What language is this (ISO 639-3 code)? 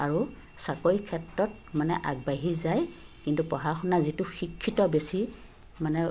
asm